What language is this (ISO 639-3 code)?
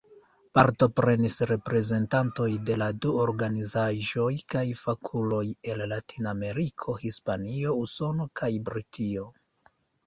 epo